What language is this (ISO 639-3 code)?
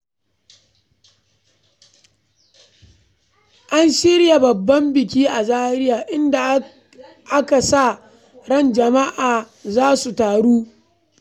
hau